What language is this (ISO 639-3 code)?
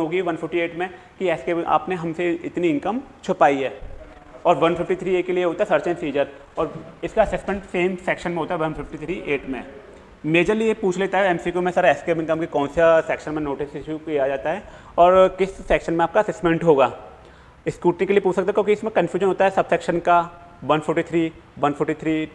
hin